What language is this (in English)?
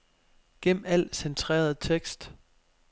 Danish